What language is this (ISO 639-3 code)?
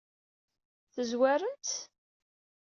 kab